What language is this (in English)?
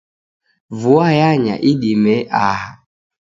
Taita